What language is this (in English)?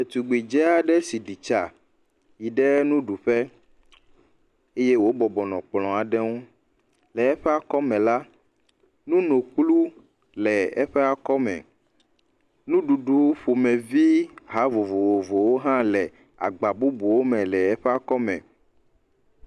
Ewe